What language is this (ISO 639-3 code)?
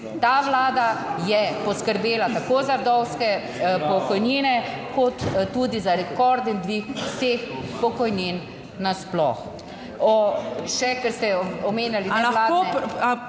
slv